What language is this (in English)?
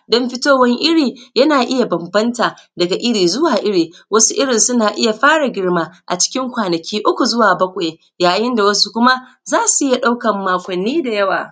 Hausa